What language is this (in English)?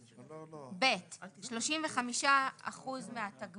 Hebrew